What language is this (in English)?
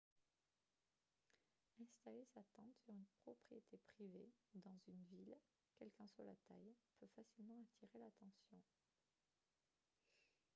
French